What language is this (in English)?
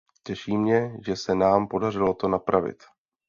Czech